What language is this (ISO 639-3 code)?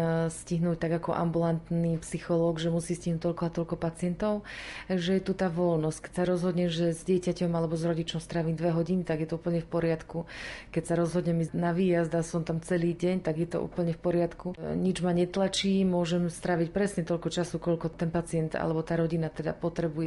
slk